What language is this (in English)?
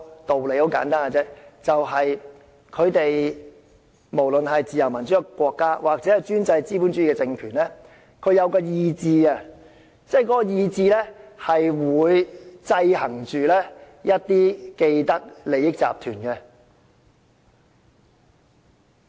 Cantonese